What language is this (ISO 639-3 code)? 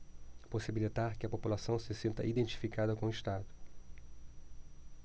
por